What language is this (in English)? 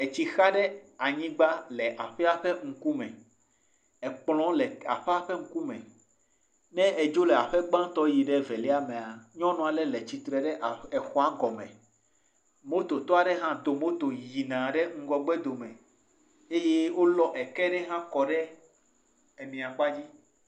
Ewe